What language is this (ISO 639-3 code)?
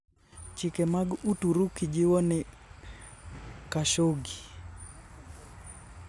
luo